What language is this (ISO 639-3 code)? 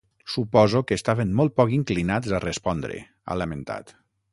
cat